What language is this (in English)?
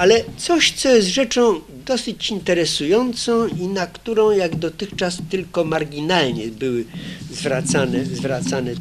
Polish